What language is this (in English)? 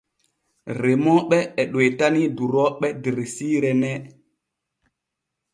Borgu Fulfulde